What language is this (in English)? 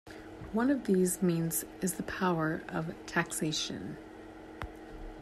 English